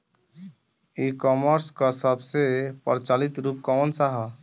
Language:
Bhojpuri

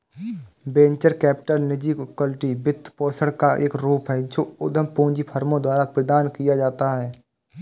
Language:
Hindi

